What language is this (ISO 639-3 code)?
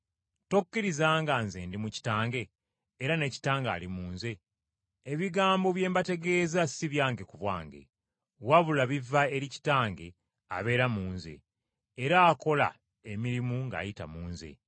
lug